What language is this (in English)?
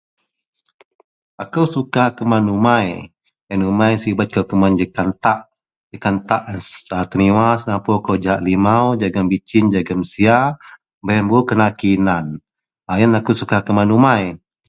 Central Melanau